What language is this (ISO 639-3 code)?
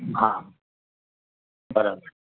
guj